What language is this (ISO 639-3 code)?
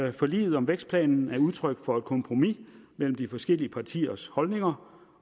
dan